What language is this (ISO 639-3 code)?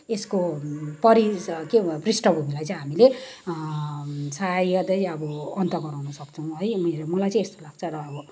nep